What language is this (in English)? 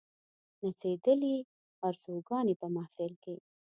Pashto